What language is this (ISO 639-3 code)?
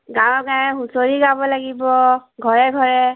asm